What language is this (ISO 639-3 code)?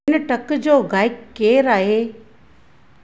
snd